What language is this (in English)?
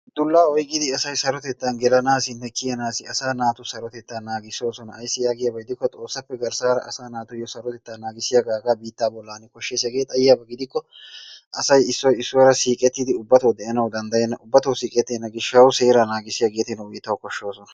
Wolaytta